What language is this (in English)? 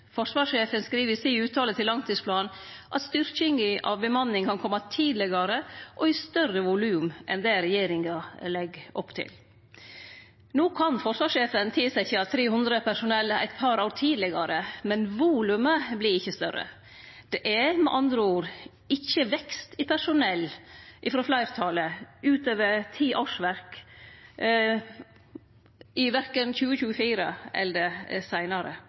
Norwegian Nynorsk